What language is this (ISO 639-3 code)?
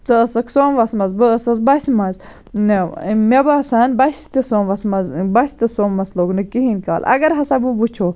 kas